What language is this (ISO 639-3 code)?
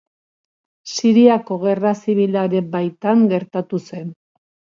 eus